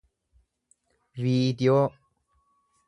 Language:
Oromo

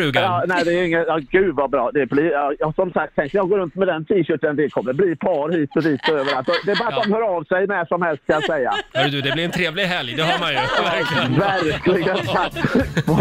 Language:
Swedish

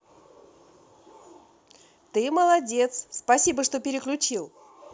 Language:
Russian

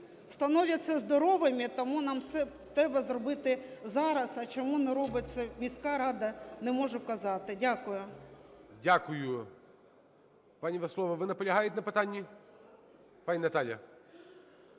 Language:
Ukrainian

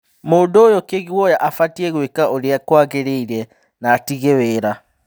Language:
Kikuyu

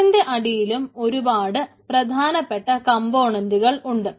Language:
Malayalam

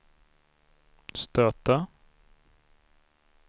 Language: Swedish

